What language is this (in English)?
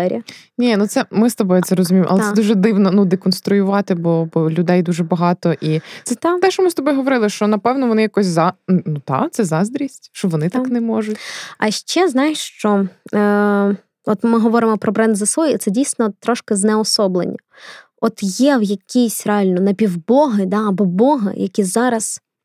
Ukrainian